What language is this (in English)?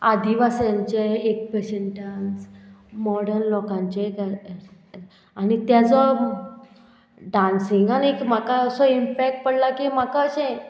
Konkani